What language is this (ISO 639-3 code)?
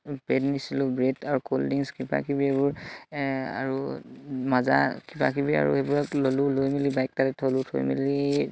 asm